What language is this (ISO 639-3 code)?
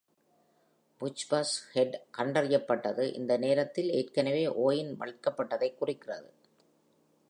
tam